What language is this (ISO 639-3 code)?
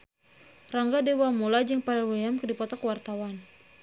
sun